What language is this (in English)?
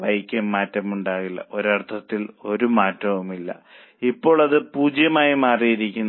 Malayalam